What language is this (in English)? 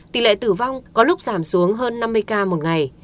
Vietnamese